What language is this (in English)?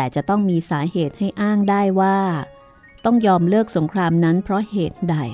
Thai